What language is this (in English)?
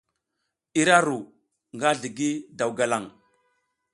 South Giziga